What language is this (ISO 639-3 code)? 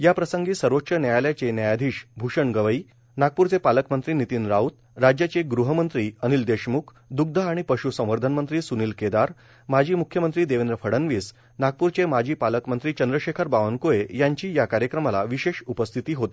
mar